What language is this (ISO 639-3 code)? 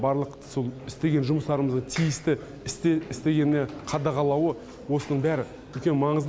kaz